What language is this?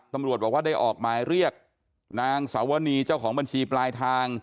Thai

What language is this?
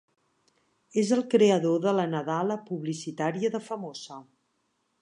Catalan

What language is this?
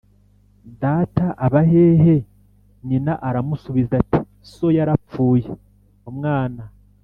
Kinyarwanda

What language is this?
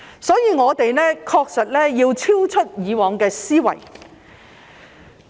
Cantonese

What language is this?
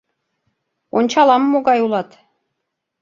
Mari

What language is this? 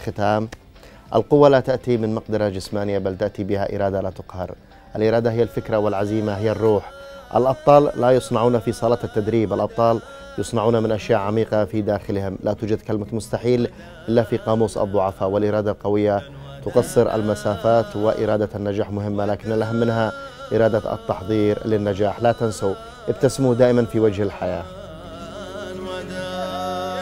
Arabic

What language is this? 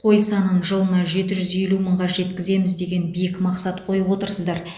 Kazakh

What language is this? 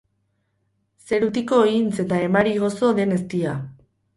Basque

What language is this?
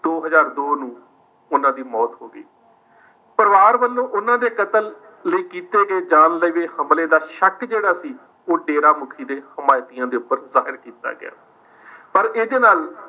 Punjabi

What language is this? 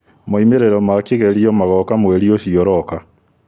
Kikuyu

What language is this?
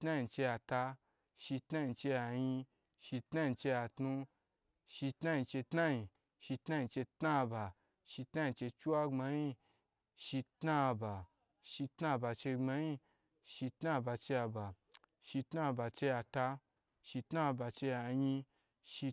Gbagyi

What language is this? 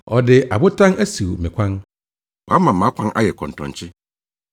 Akan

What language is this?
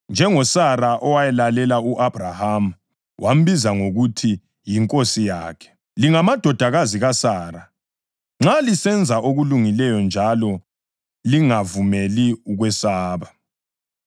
North Ndebele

